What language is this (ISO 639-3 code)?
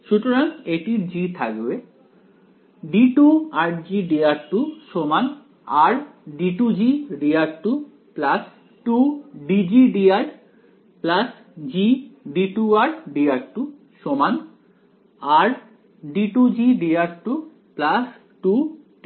ben